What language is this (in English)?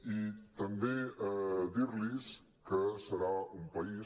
Catalan